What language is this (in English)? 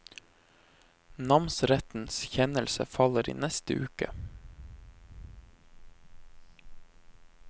Norwegian